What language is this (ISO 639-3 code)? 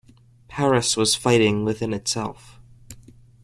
eng